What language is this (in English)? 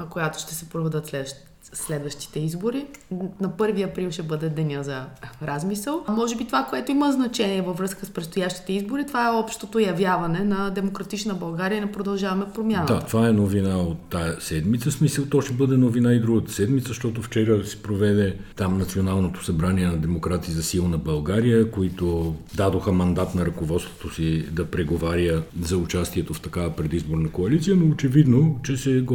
Bulgarian